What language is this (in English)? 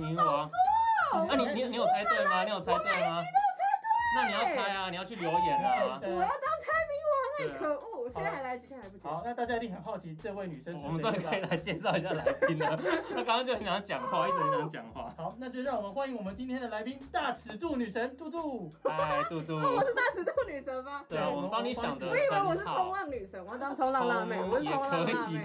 Chinese